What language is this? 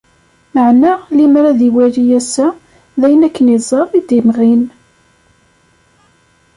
Kabyle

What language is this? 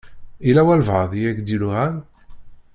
Kabyle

